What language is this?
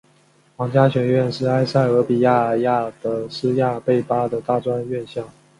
Chinese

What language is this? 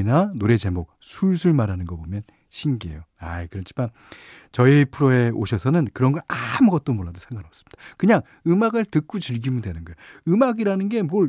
Korean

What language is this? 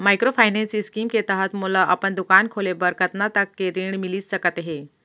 Chhattisgarhi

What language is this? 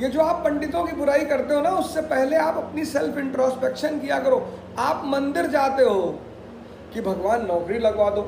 Hindi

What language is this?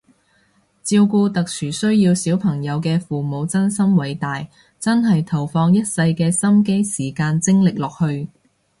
Cantonese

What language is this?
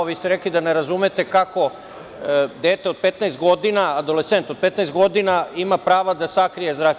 Serbian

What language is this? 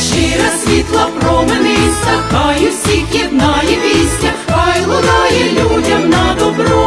Ukrainian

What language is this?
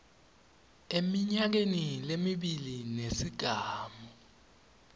Swati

